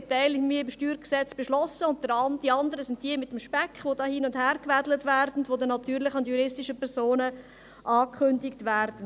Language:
Swiss German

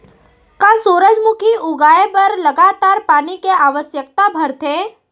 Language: Chhattisgarhi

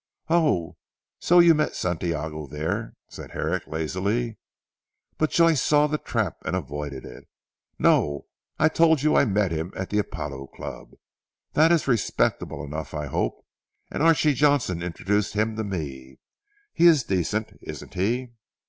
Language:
English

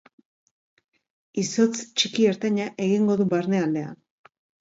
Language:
Basque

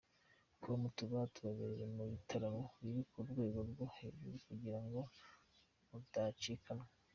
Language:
Kinyarwanda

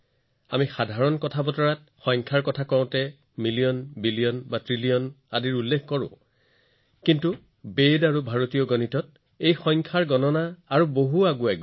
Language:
Assamese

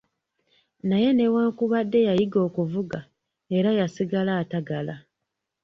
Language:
Ganda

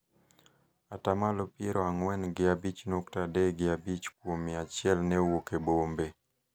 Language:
Luo (Kenya and Tanzania)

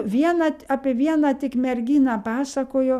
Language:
Lithuanian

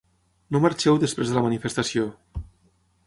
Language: Catalan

